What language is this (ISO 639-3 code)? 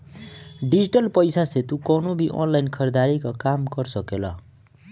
bho